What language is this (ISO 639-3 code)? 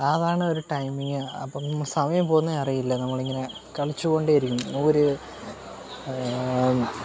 mal